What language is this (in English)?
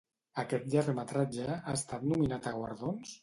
Catalan